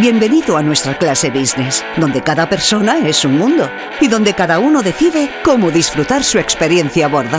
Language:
Spanish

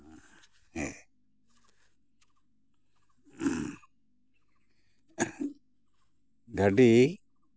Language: Santali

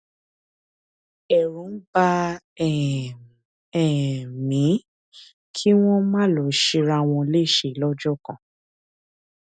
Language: Yoruba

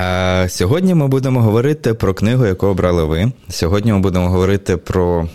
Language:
Ukrainian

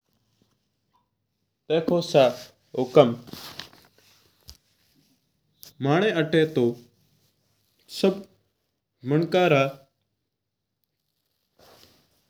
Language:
Mewari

